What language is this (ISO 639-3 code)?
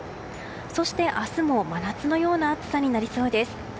jpn